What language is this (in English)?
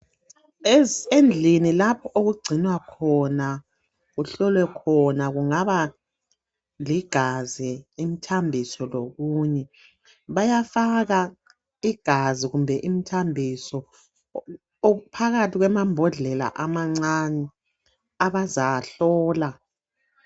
North Ndebele